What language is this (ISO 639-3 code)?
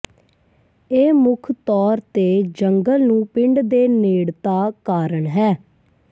pan